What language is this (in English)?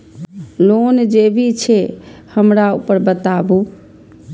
Maithili